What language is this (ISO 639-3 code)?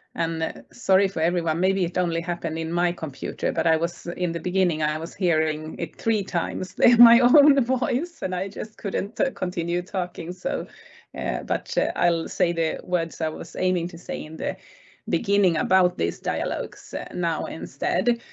eng